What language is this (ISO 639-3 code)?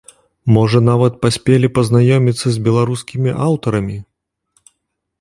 bel